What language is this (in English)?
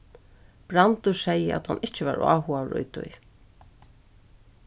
Faroese